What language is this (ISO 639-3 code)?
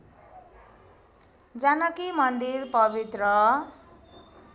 nep